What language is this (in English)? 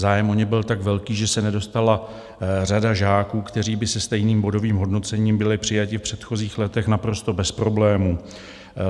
Czech